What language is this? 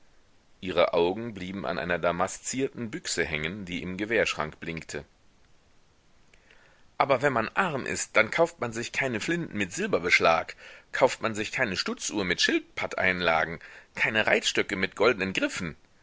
German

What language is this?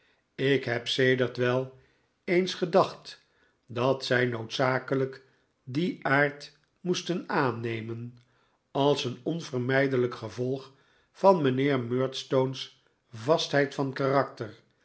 Dutch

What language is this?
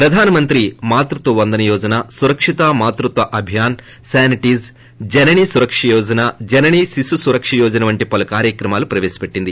Telugu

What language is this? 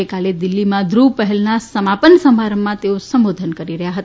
Gujarati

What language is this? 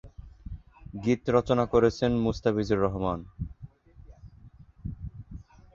Bangla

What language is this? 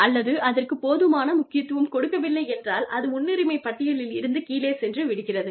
Tamil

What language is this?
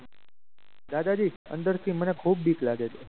Gujarati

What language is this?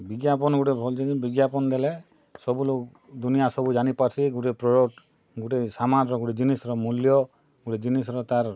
Odia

